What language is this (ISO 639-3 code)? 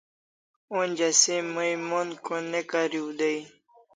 kls